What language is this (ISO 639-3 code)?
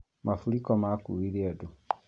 kik